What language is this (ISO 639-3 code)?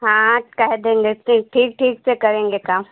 hin